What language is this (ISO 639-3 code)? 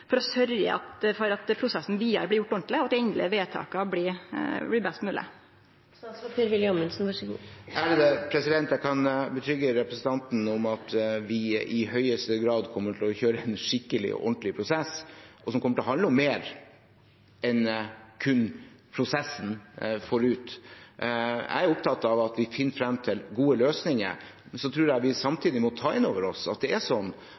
nor